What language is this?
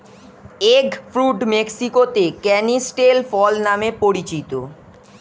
Bangla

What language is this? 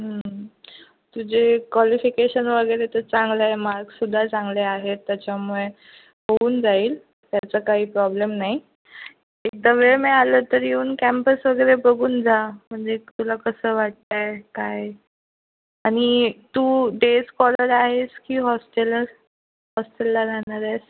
Marathi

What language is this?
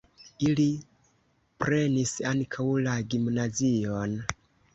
Esperanto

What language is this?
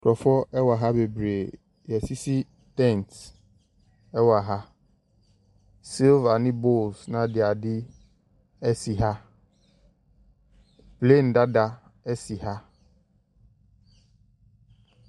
Akan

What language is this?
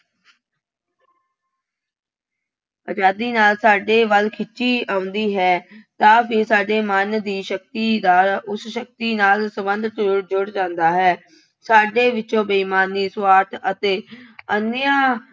Punjabi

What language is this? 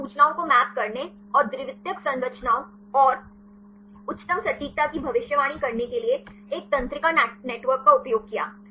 Hindi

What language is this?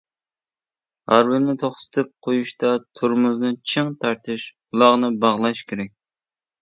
Uyghur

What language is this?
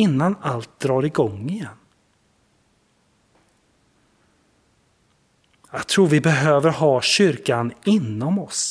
Swedish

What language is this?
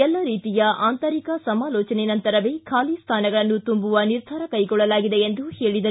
Kannada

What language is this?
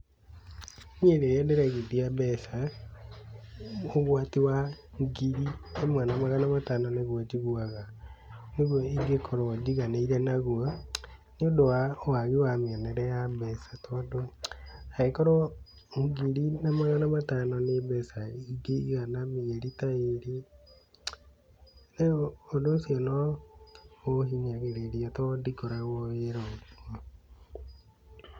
Kikuyu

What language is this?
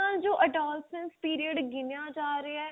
Punjabi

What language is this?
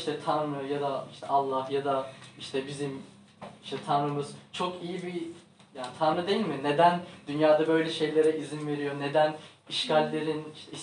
Turkish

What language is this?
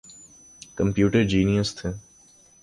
Urdu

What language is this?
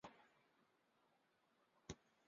Chinese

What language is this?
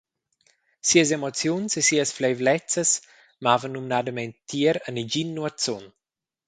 Romansh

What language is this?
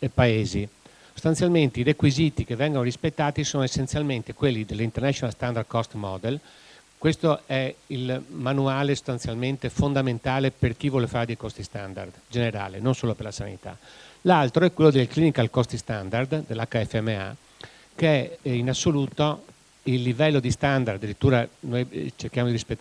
Italian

